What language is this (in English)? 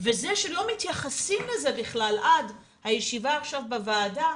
Hebrew